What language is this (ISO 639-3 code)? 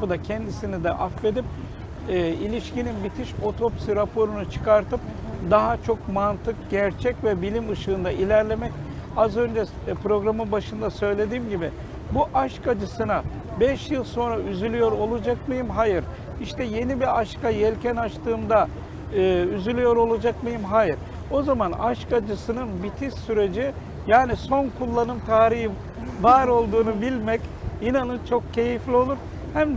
tur